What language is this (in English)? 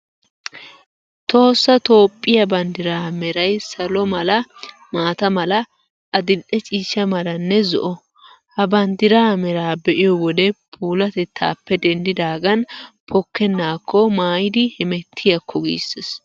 Wolaytta